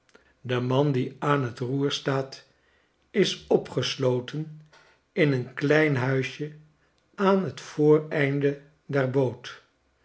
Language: Dutch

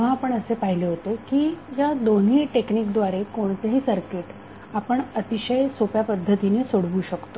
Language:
Marathi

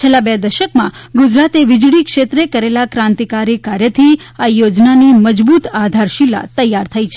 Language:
Gujarati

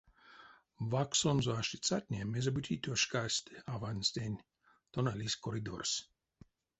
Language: Erzya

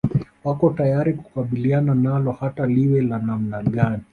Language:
Swahili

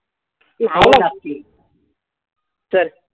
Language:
Marathi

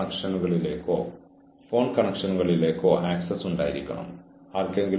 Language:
Malayalam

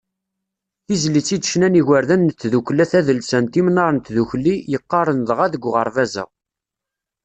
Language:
Kabyle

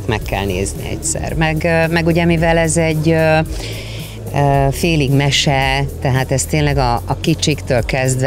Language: Hungarian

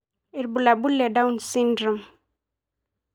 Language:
Masai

